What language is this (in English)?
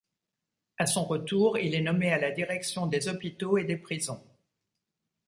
French